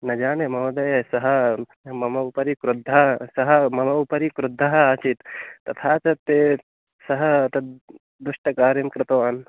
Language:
Sanskrit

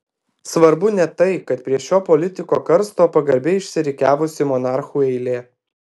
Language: Lithuanian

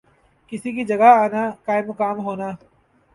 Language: Urdu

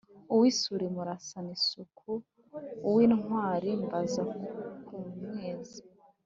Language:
Kinyarwanda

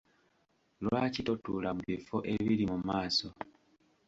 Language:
Ganda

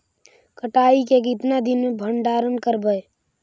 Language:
Magahi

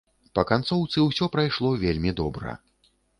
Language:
Belarusian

